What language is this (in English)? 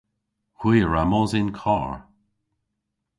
Cornish